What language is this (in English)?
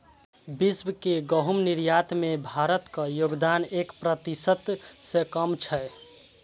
Maithili